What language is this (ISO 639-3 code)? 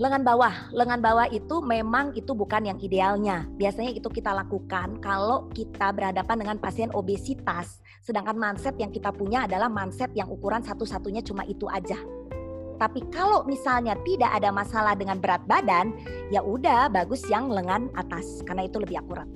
ind